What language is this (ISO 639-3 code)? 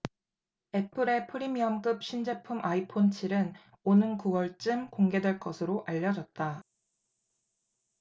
kor